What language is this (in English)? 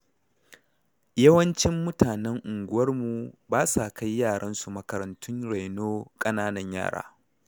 Hausa